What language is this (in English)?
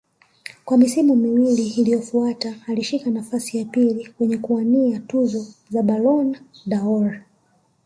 Swahili